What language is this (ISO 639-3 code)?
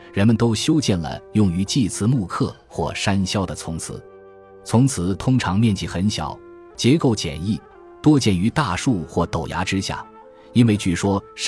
zho